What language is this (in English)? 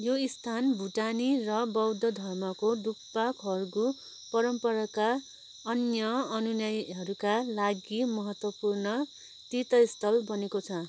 Nepali